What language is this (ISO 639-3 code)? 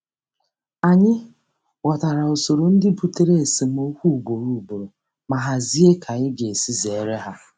ibo